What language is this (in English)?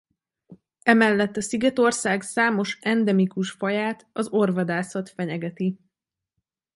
Hungarian